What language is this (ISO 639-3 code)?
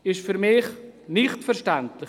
gsw